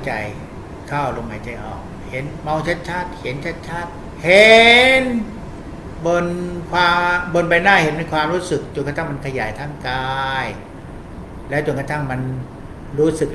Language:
Thai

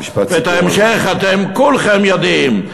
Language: Hebrew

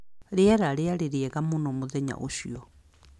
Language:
Kikuyu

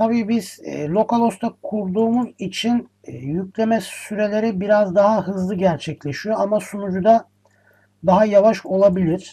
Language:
Turkish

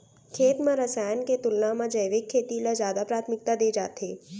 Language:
Chhattisgarhi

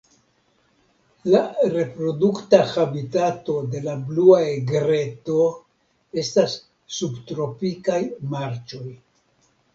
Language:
Esperanto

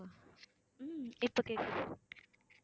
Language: Tamil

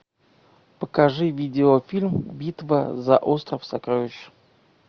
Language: Russian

